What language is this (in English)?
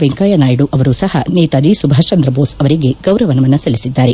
Kannada